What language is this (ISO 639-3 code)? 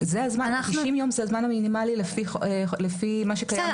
heb